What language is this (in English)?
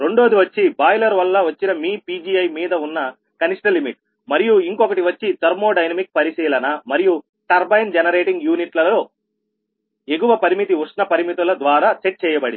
Telugu